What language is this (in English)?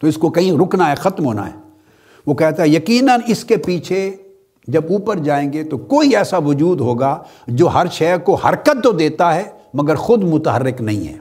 Urdu